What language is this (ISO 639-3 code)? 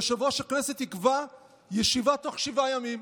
heb